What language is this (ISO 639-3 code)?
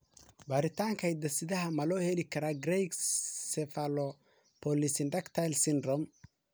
som